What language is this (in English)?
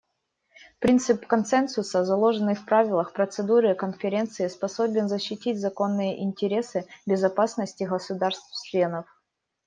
Russian